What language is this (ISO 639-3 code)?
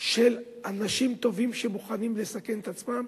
heb